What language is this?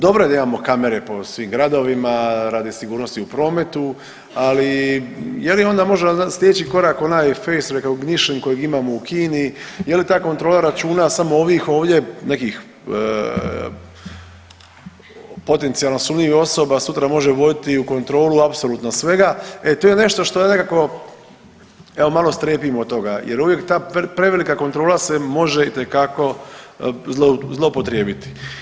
Croatian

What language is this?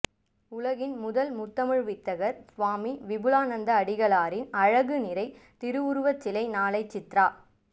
Tamil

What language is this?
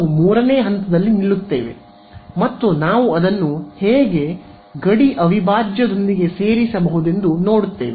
Kannada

